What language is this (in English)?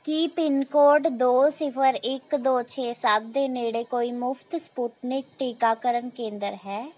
Punjabi